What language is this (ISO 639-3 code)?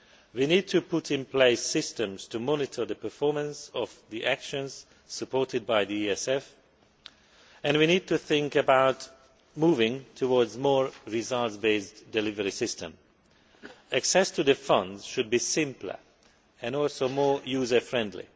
eng